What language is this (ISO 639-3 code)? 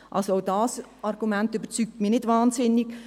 gsw